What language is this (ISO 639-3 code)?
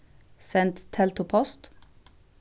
fao